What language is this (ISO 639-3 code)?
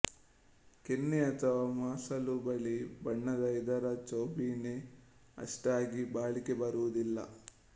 kan